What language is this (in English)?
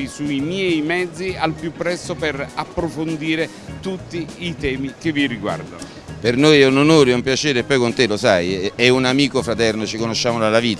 Italian